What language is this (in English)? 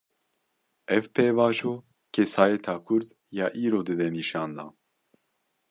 Kurdish